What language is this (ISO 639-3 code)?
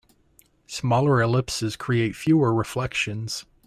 eng